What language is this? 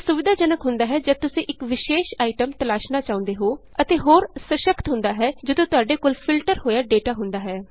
Punjabi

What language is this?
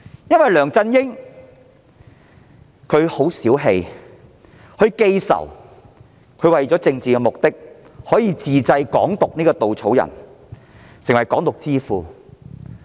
Cantonese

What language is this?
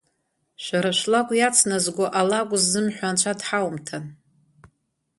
Abkhazian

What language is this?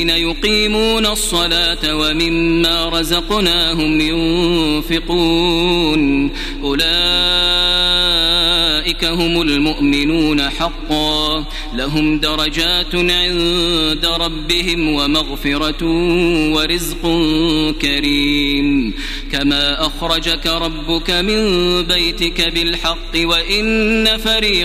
Arabic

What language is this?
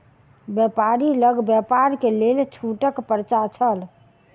Maithili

